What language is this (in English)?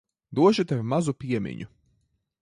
Latvian